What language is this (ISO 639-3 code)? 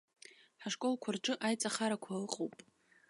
abk